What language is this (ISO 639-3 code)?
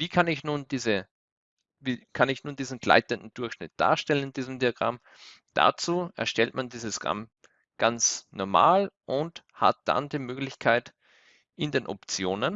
deu